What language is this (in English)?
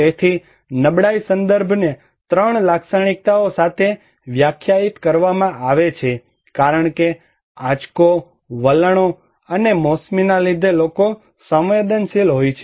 Gujarati